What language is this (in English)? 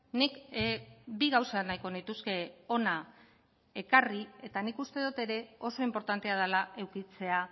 Basque